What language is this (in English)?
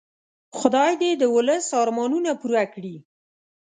Pashto